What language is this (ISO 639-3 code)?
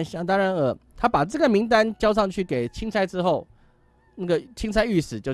zho